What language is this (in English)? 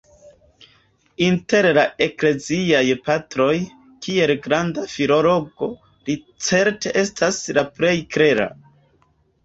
Esperanto